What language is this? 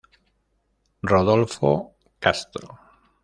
Spanish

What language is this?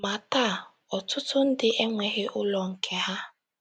Igbo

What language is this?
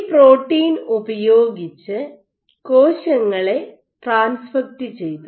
Malayalam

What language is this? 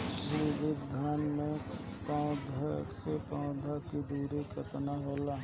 Bhojpuri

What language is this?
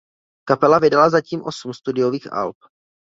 Czech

